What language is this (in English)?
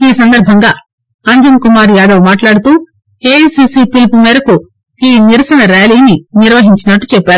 Telugu